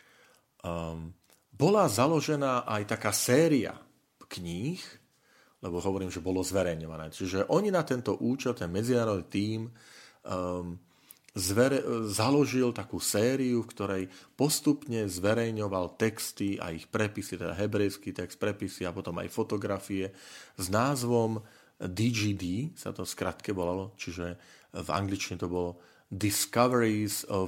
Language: Slovak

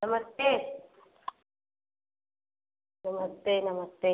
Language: Hindi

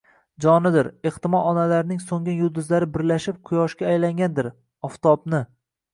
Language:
Uzbek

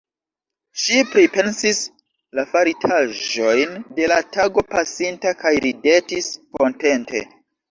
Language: Esperanto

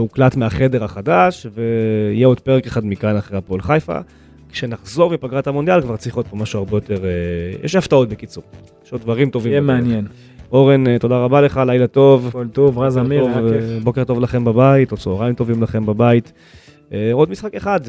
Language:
Hebrew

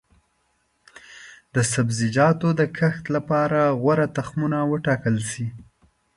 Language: Pashto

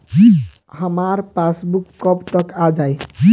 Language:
Bhojpuri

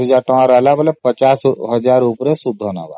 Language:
Odia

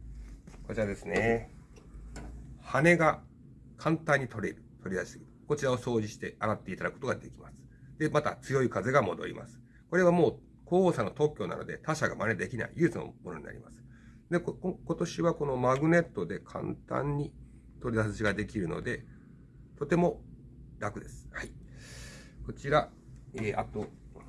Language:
Japanese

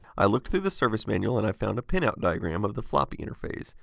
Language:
English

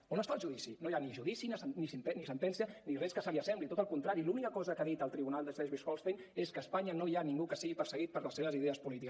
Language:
Catalan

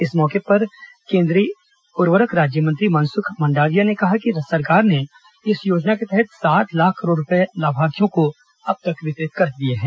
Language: Hindi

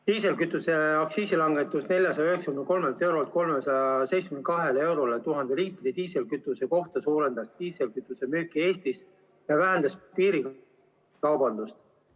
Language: Estonian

